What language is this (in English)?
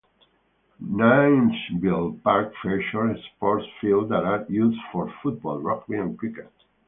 English